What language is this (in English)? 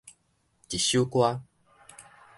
Min Nan Chinese